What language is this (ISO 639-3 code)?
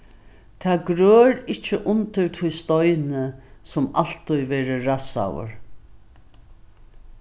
fao